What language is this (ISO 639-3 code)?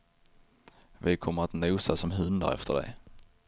swe